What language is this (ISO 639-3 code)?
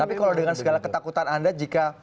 ind